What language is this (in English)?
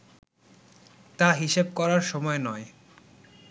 Bangla